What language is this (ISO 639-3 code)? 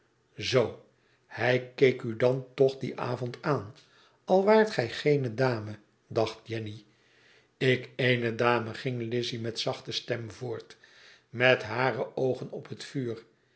nld